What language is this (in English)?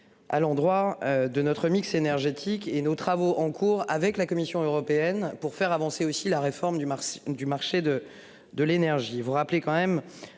French